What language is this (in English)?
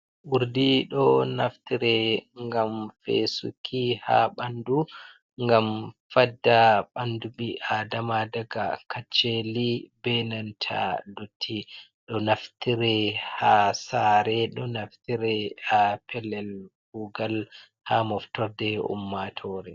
Fula